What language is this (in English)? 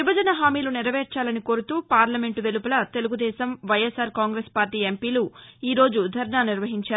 Telugu